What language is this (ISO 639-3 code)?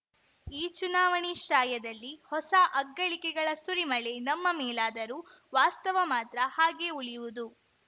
kan